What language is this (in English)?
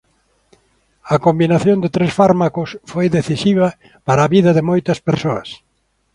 Galician